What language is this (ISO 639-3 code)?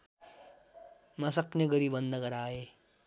nep